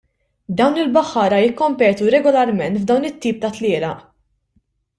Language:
Maltese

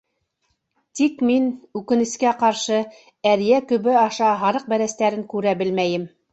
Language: Bashkir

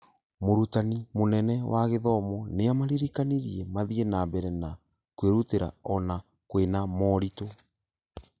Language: Kikuyu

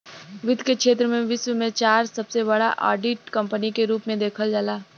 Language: Bhojpuri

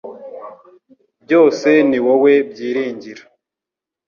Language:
Kinyarwanda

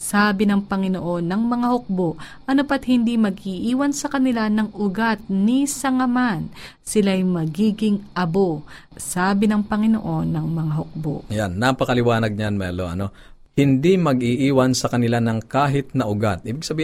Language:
Filipino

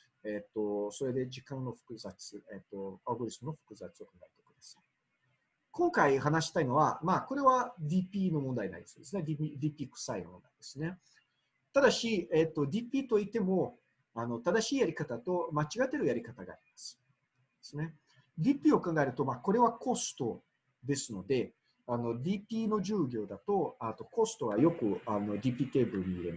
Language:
Japanese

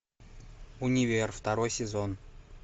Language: Russian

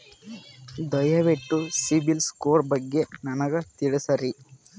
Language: Kannada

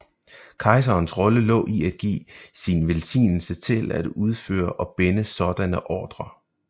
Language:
Danish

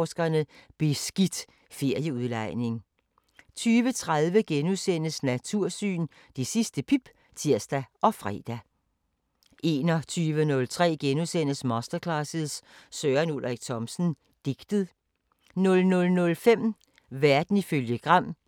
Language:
Danish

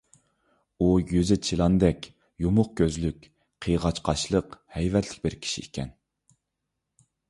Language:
Uyghur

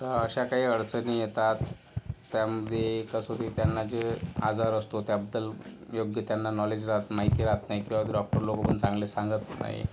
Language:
Marathi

